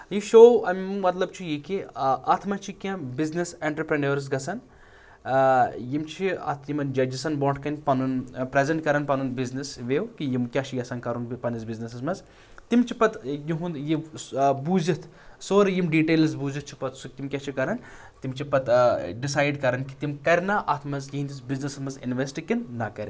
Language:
Kashmiri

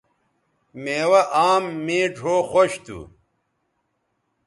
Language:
Bateri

